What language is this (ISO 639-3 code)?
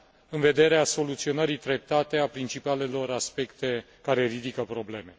ron